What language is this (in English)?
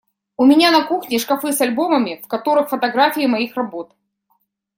Russian